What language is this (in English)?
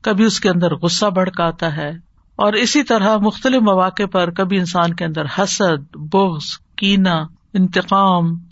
Urdu